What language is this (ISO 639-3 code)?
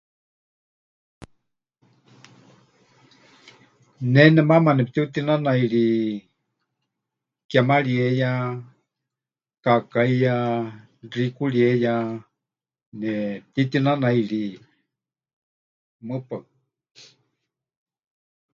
hch